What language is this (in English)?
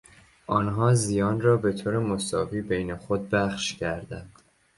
Persian